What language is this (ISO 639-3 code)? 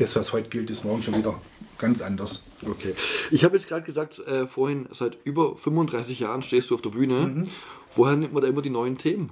deu